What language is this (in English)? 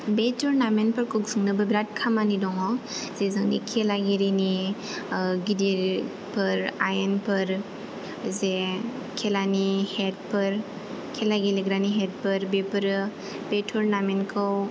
Bodo